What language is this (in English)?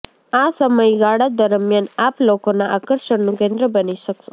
Gujarati